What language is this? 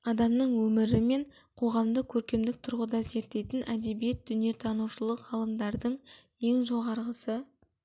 Kazakh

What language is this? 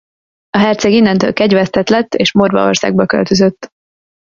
Hungarian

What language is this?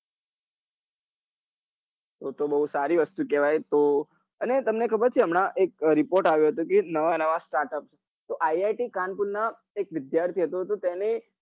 Gujarati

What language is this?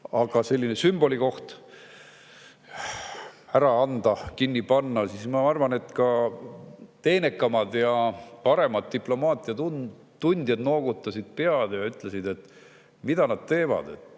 Estonian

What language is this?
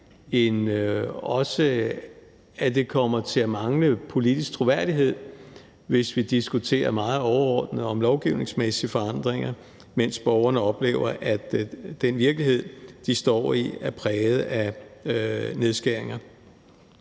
Danish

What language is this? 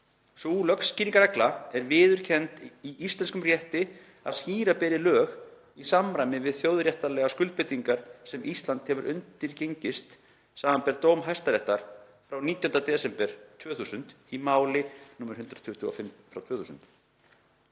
Icelandic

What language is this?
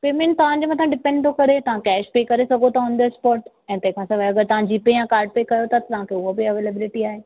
Sindhi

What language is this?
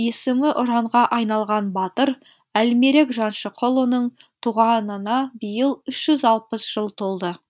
Kazakh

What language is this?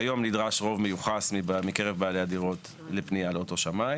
Hebrew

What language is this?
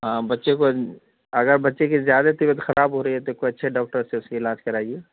Urdu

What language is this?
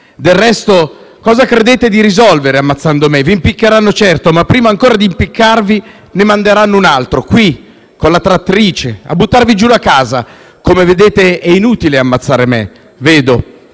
Italian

